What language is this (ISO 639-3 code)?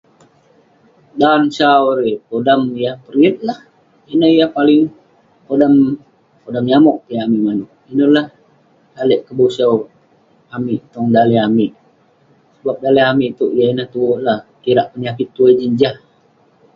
pne